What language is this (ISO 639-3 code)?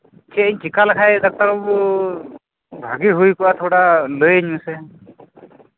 sat